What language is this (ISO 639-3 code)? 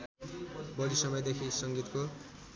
nep